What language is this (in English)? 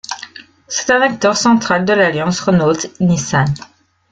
French